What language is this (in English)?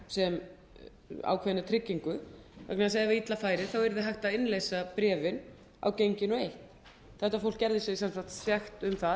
Icelandic